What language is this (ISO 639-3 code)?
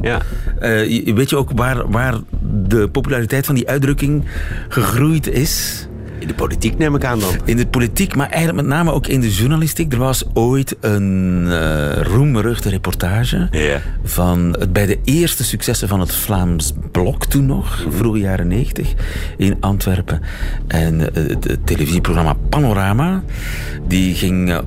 nld